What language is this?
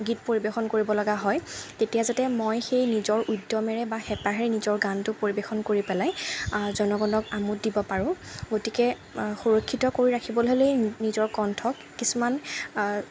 Assamese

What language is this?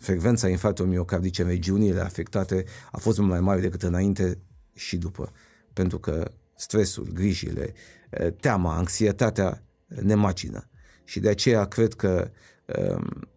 Romanian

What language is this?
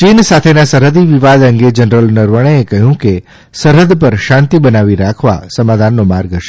Gujarati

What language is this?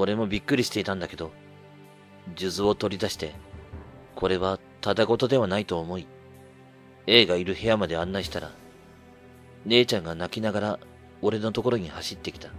Japanese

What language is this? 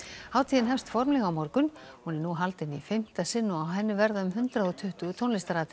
Icelandic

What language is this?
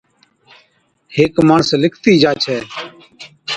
Od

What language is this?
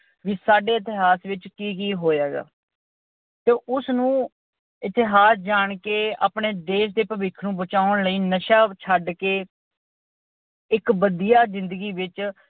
Punjabi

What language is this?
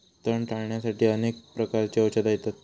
Marathi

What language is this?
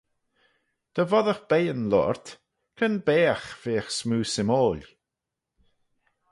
Manx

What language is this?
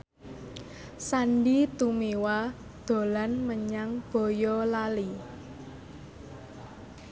Javanese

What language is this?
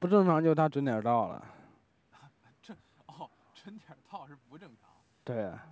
Chinese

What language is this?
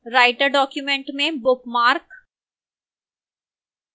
Hindi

